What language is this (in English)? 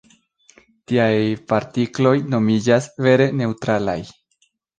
Esperanto